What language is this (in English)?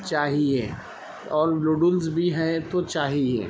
Urdu